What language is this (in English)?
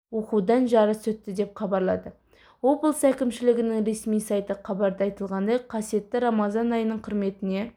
Kazakh